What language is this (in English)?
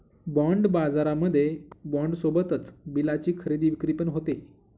Marathi